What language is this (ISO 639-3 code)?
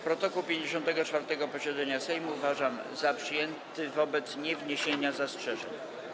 pol